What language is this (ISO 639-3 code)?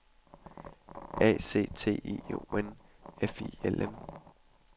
dan